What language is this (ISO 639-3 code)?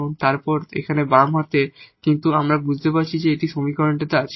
ben